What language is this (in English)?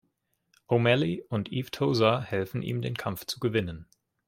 German